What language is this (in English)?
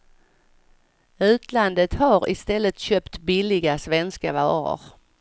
Swedish